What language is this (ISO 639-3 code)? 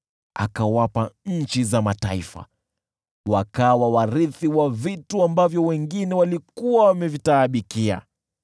swa